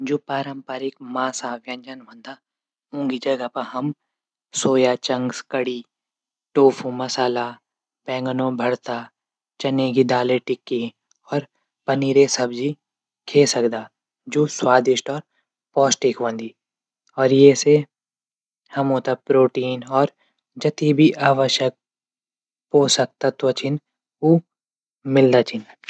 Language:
Garhwali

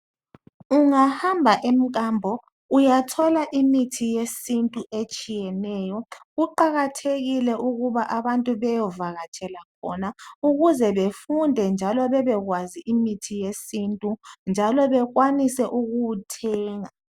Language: North Ndebele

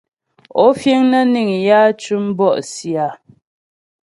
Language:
Ghomala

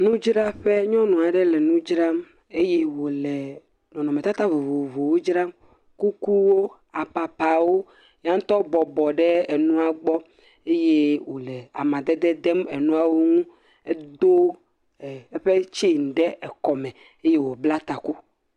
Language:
Ewe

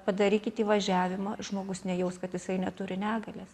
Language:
Lithuanian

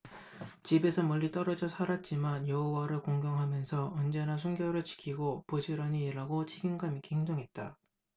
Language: Korean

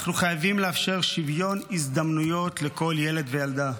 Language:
Hebrew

